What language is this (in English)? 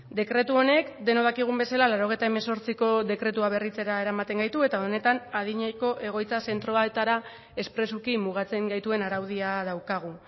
Basque